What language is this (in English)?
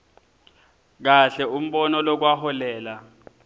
Swati